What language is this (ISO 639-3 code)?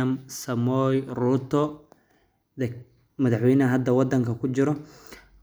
som